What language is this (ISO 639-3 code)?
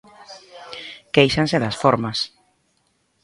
glg